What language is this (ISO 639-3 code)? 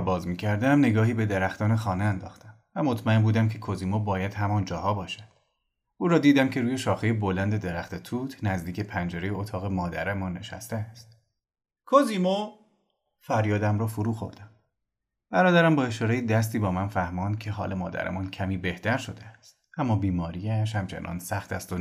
fas